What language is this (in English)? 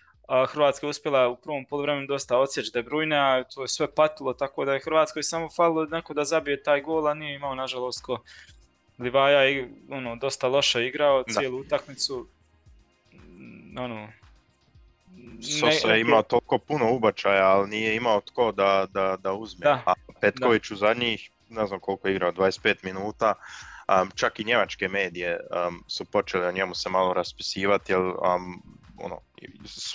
Croatian